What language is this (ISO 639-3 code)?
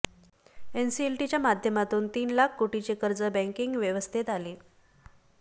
mar